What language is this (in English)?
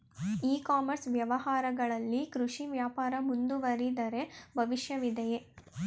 Kannada